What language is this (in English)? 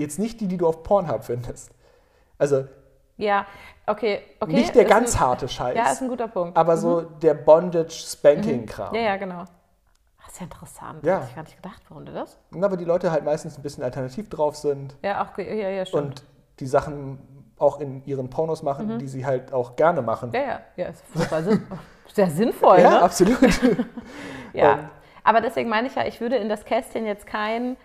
German